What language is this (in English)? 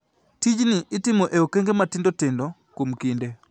Luo (Kenya and Tanzania)